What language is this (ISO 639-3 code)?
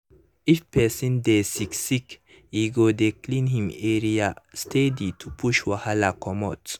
pcm